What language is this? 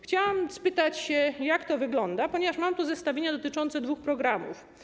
Polish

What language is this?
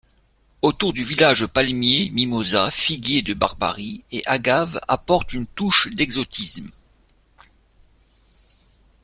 French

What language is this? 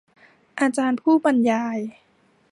Thai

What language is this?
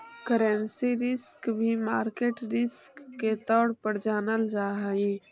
Magahi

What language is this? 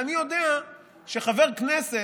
Hebrew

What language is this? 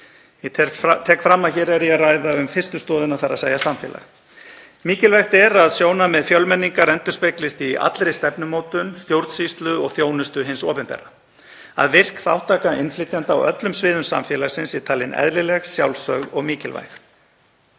Icelandic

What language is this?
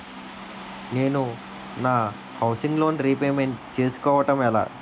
Telugu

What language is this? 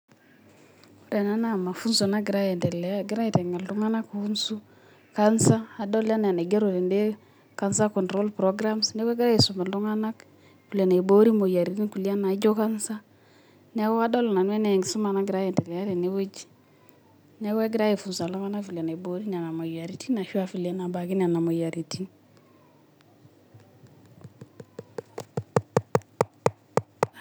Masai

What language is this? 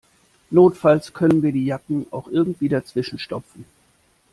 German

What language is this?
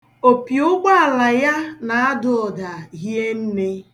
Igbo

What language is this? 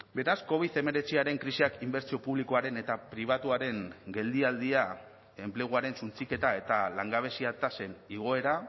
Basque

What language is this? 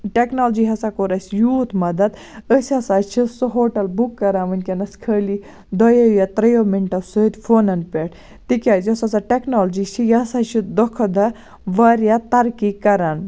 Kashmiri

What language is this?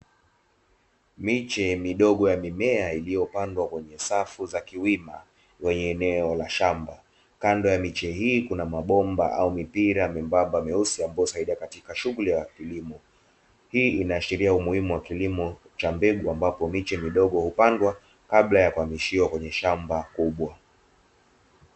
Swahili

